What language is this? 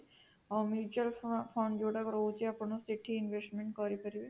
Odia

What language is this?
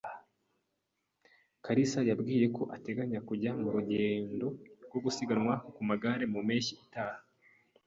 Kinyarwanda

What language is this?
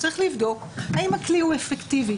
Hebrew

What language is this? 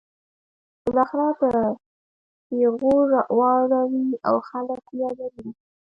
Pashto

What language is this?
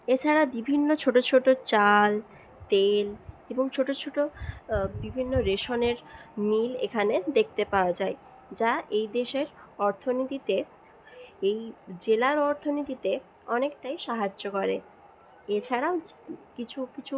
Bangla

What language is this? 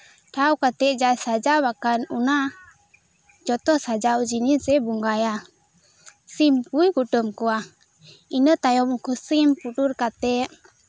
Santali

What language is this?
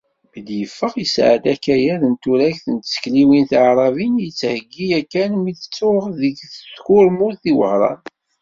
Kabyle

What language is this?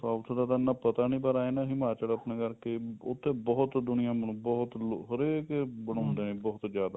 Punjabi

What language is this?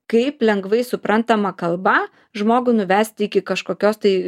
Lithuanian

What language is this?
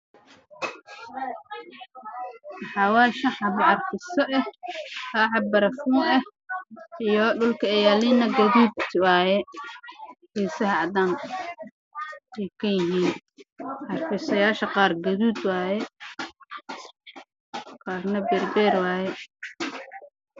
Somali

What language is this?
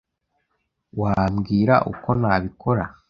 Kinyarwanda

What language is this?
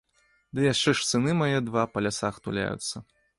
Belarusian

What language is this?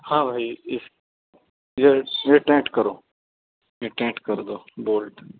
Urdu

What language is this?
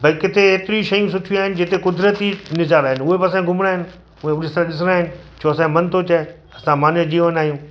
Sindhi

